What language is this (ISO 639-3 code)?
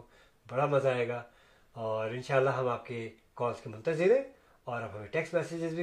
urd